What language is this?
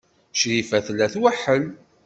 Kabyle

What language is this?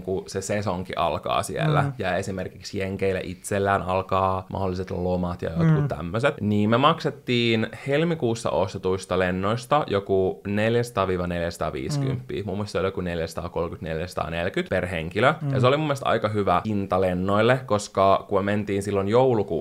Finnish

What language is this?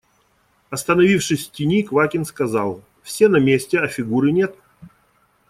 Russian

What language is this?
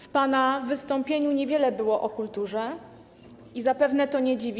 Polish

